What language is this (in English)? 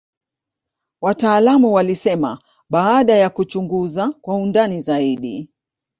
Swahili